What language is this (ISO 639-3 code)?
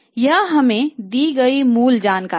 hin